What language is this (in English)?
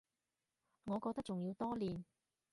Cantonese